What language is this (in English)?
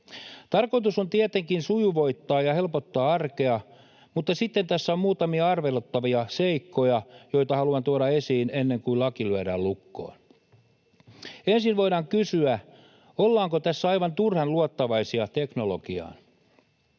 Finnish